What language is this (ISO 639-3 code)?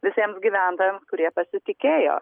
lit